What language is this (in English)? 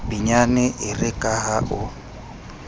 Southern Sotho